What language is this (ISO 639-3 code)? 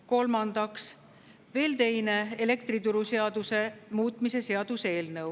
est